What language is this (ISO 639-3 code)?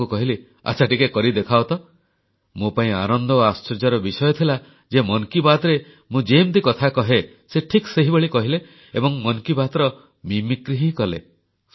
ori